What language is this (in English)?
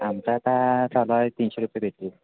Marathi